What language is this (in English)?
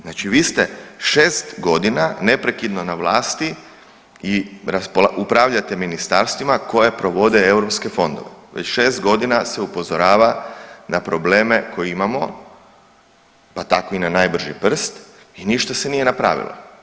Croatian